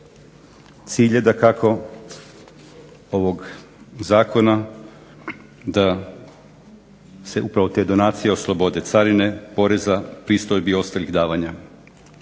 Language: Croatian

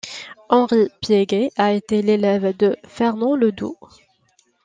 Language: French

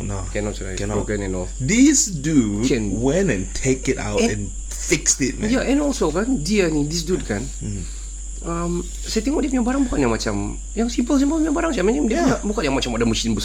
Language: Malay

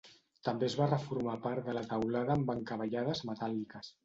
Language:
Catalan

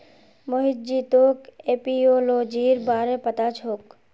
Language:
Magahi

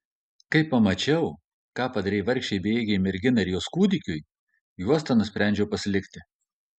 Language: Lithuanian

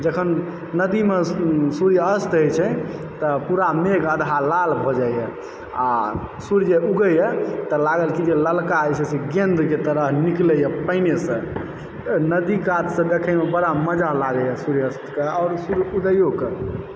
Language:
Maithili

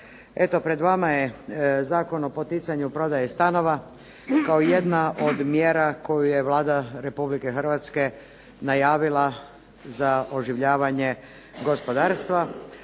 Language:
Croatian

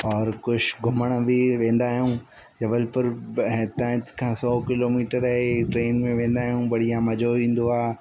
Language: Sindhi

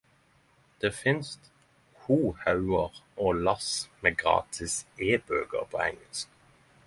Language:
Norwegian Nynorsk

